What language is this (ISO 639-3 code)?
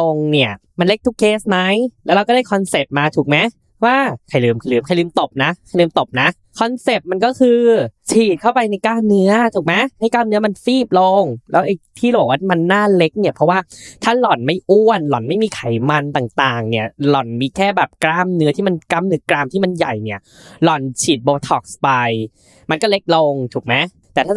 tha